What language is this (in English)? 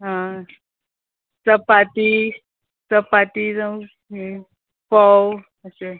Konkani